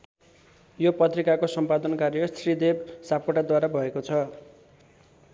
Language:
Nepali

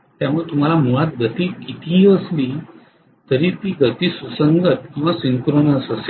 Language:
Marathi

